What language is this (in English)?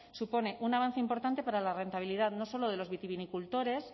Spanish